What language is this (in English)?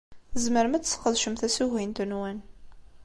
Kabyle